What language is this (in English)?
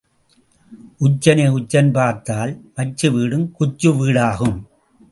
Tamil